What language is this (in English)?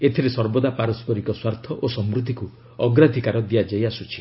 Odia